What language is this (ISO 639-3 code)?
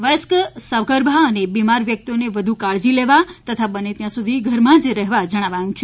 guj